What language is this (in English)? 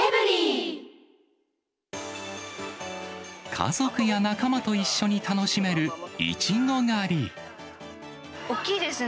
Japanese